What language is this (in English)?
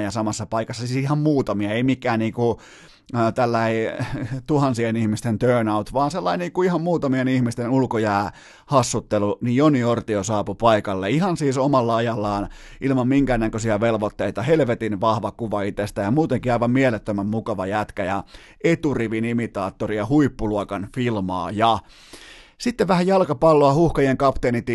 Finnish